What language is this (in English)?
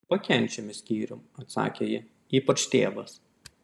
Lithuanian